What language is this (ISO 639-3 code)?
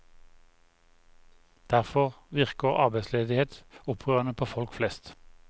nor